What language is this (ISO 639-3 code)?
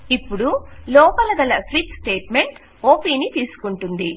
tel